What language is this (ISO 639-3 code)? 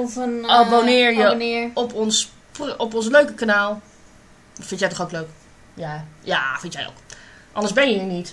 nld